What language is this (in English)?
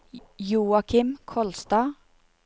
Norwegian